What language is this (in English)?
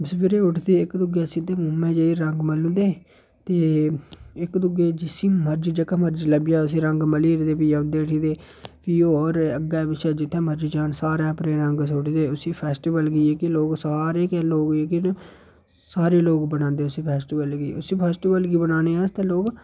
Dogri